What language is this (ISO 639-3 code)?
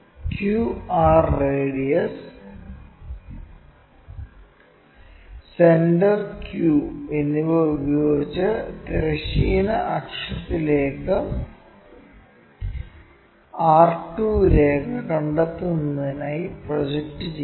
mal